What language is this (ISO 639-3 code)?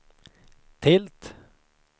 swe